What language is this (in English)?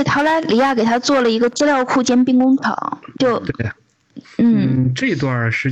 Chinese